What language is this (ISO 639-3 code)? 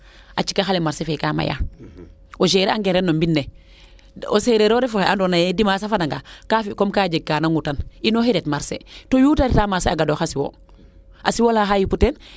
srr